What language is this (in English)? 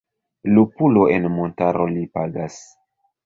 Esperanto